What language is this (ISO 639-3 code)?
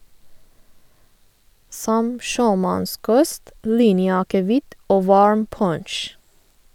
nor